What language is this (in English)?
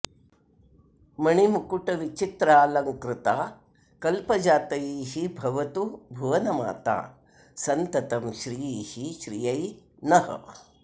Sanskrit